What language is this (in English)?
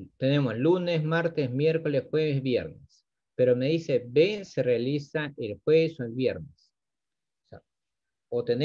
Spanish